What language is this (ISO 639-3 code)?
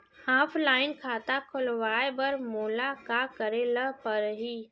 hne